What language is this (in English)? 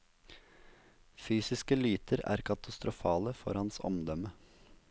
Norwegian